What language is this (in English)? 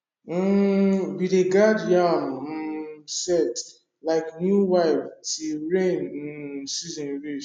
Nigerian Pidgin